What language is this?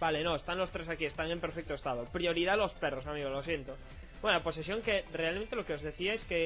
Spanish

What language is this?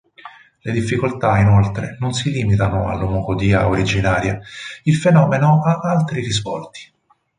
Italian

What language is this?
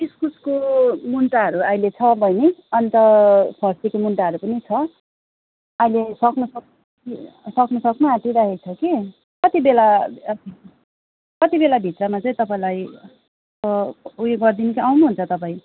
Nepali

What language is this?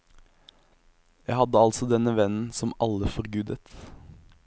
Norwegian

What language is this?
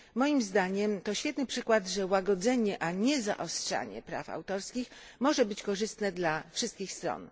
Polish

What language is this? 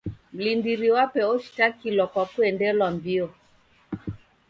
Taita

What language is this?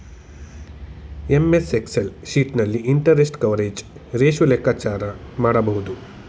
Kannada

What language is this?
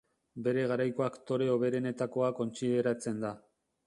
Basque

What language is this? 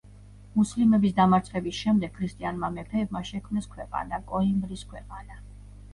Georgian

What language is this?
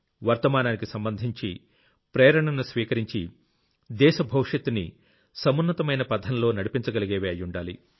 Telugu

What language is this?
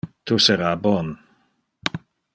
Interlingua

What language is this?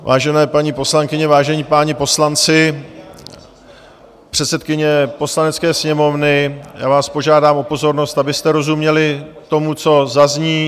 Czech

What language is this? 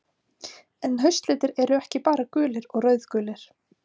Icelandic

